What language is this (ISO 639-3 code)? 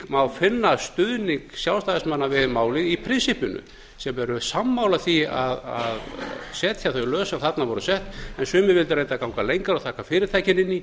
isl